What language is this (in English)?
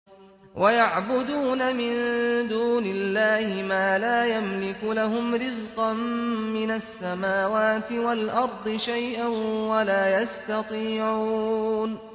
Arabic